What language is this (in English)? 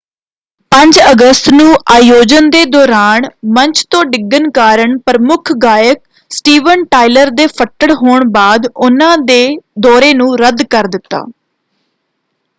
Punjabi